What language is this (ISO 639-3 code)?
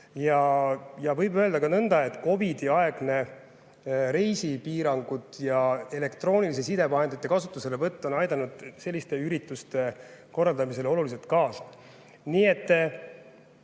est